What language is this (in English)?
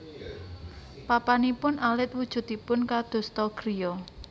Javanese